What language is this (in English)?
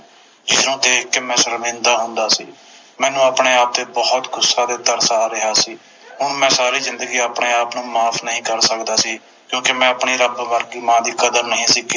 Punjabi